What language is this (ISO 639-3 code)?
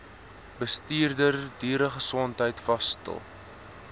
afr